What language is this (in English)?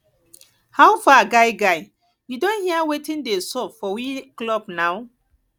Nigerian Pidgin